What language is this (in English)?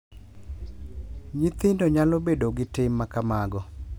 Luo (Kenya and Tanzania)